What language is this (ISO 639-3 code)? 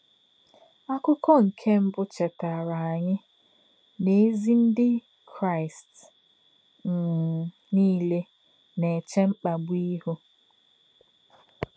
ibo